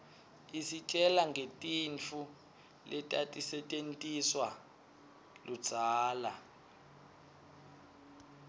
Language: Swati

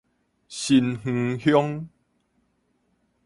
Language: Min Nan Chinese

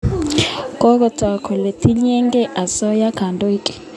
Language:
Kalenjin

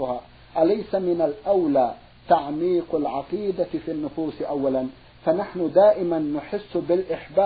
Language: Arabic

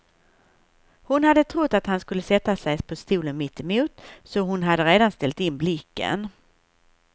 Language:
Swedish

